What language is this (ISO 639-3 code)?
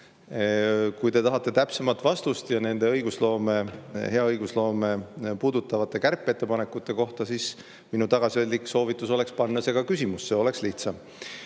est